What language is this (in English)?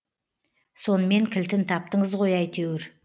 Kazakh